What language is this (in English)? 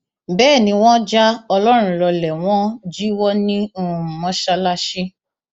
Yoruba